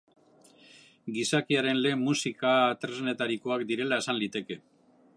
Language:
Basque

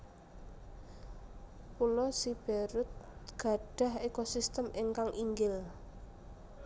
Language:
Javanese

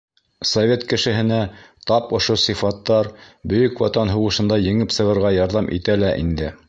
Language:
Bashkir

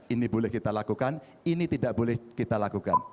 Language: Indonesian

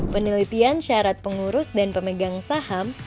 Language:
Indonesian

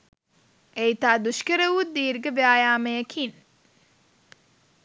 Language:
Sinhala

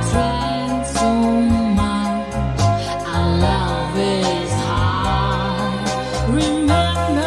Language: English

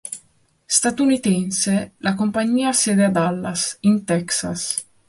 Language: Italian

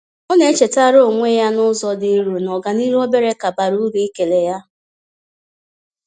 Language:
Igbo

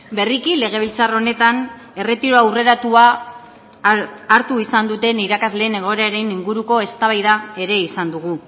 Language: Basque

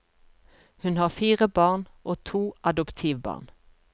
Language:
Norwegian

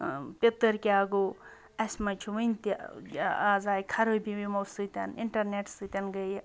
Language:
Kashmiri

